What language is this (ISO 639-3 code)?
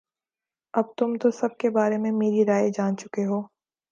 urd